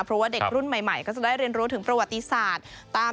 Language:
Thai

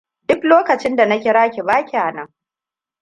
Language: Hausa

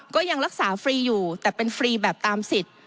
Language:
Thai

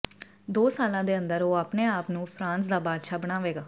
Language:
Punjabi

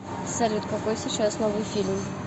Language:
Russian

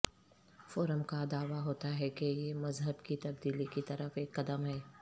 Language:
Urdu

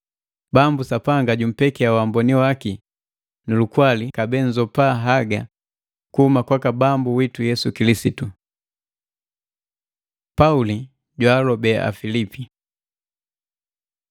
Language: Matengo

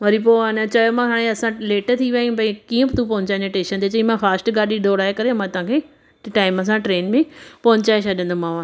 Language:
Sindhi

